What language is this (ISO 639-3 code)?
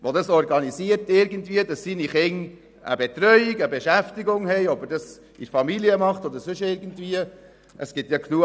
gsw